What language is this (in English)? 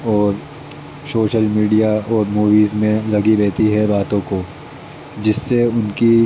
Urdu